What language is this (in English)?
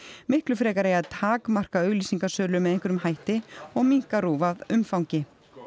Icelandic